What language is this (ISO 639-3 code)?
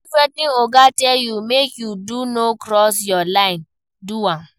pcm